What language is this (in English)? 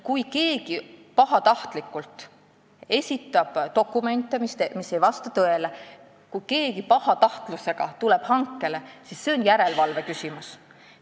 Estonian